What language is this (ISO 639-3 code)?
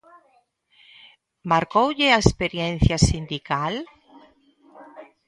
glg